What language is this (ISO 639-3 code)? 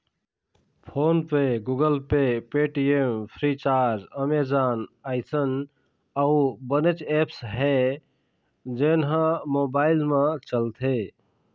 hne